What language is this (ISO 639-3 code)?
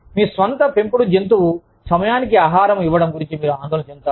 tel